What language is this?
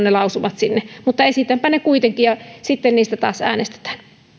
Finnish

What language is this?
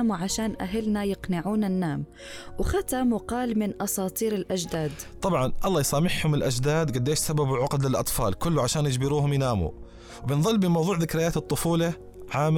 Arabic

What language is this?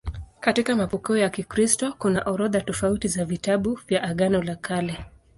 Swahili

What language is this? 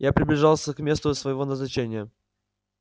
Russian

